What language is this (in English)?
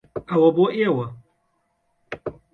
Central Kurdish